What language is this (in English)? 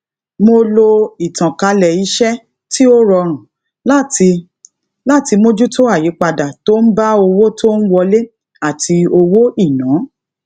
Yoruba